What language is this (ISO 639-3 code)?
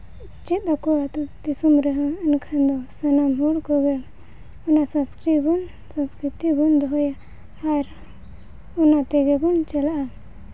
sat